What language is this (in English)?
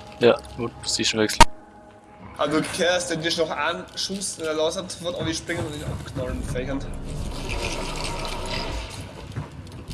German